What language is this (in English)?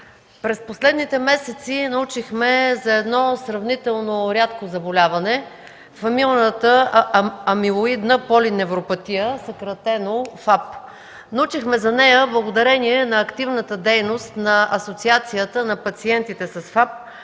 Bulgarian